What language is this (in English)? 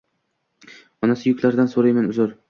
Uzbek